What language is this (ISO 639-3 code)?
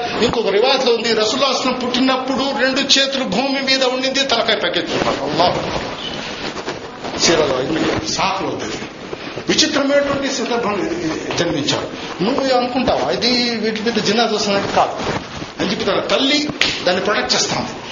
tel